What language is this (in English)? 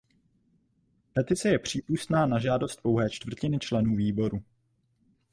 Czech